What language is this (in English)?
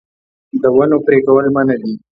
Pashto